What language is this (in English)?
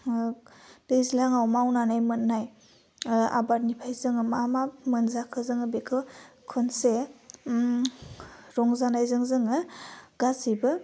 Bodo